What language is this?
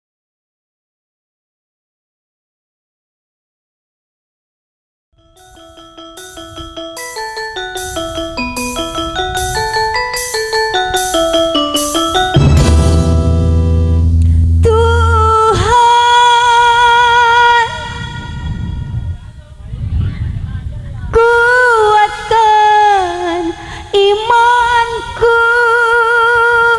Indonesian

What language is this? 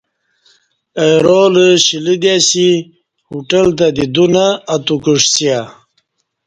Kati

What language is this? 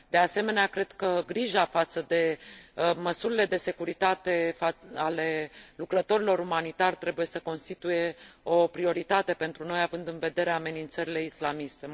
Romanian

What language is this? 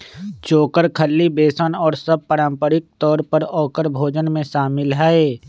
Magahi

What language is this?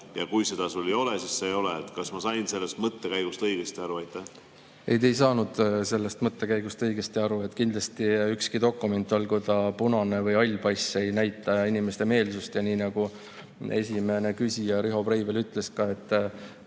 Estonian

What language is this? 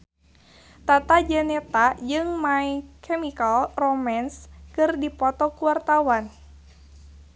Sundanese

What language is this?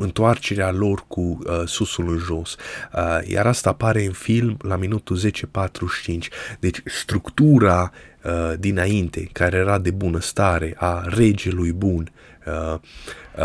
Romanian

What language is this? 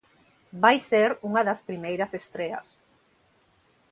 Galician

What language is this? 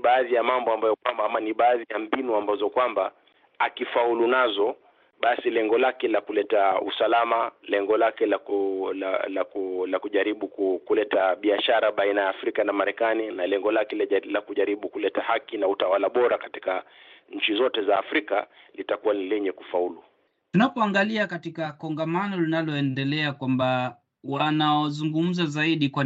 Swahili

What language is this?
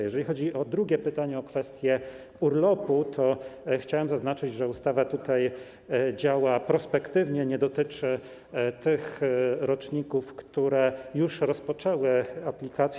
Polish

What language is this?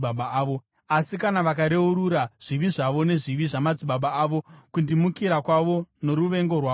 Shona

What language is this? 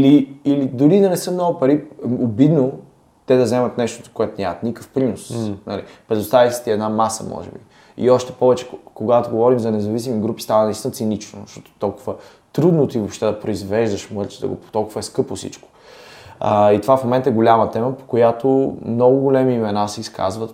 Bulgarian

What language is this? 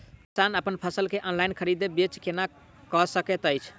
Maithili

